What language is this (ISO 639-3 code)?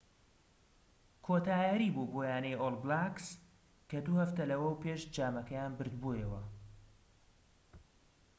ckb